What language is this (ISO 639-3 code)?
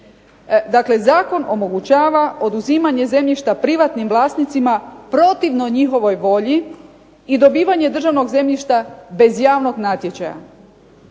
hrv